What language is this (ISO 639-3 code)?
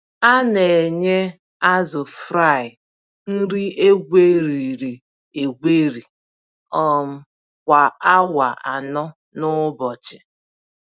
ibo